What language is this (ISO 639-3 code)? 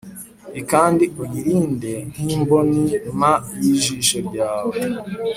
kin